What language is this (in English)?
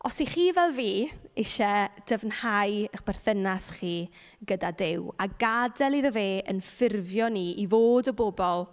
Welsh